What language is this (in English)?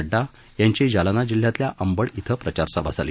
Marathi